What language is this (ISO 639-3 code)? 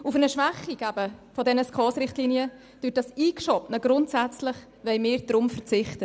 gsw